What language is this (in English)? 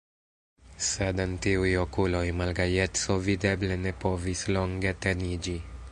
Esperanto